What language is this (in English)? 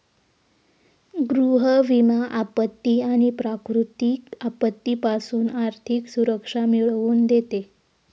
Marathi